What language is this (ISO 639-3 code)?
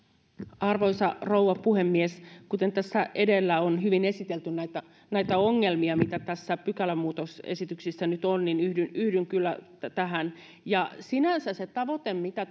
fin